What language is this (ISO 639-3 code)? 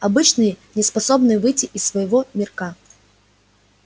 rus